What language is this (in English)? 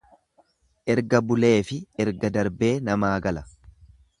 Oromo